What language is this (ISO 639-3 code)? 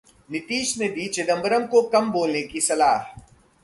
hin